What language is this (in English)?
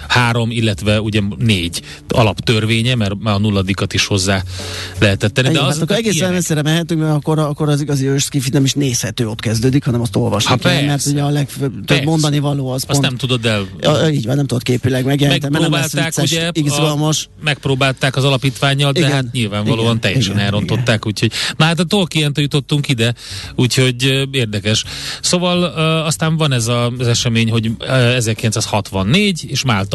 Hungarian